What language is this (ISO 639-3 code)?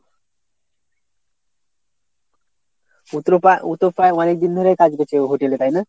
ben